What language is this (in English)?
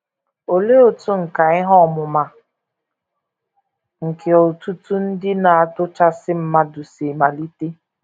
Igbo